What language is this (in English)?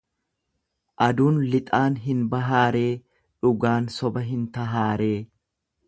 Oromo